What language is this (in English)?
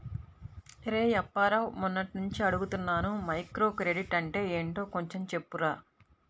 Telugu